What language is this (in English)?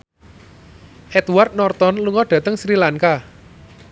Javanese